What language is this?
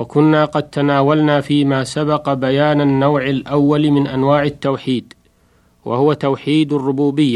Arabic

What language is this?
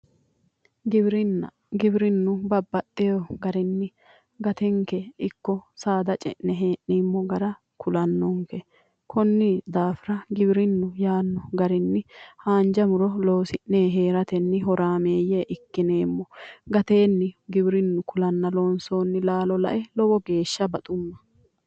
Sidamo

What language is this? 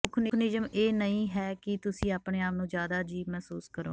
Punjabi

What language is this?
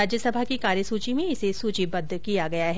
Hindi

